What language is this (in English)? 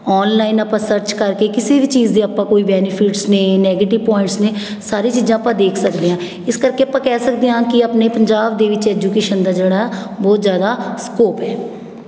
Punjabi